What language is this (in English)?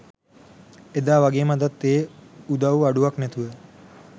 Sinhala